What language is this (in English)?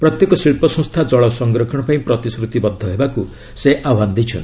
Odia